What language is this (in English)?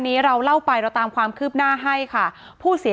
Thai